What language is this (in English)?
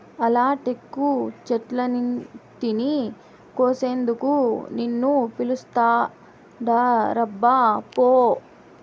Telugu